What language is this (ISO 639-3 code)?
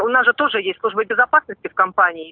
rus